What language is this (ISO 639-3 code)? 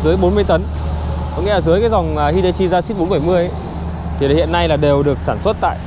vie